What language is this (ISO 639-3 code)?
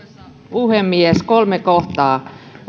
fin